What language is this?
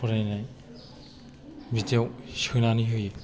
Bodo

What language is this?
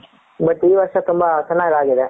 Kannada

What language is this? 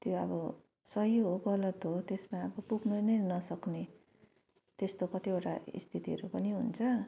Nepali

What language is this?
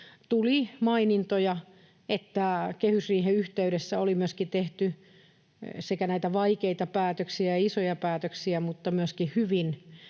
Finnish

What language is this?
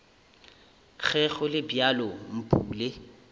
Northern Sotho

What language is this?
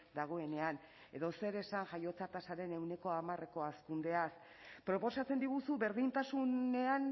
Basque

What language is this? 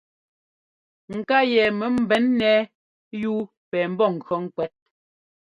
Ngomba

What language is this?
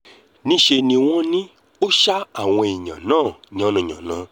Yoruba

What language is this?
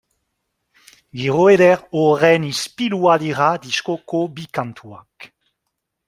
Basque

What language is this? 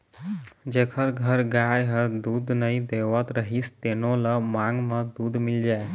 Chhattisgarhi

